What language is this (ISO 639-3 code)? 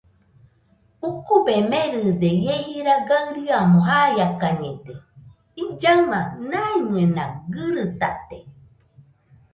hux